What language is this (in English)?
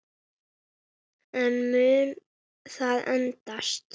Icelandic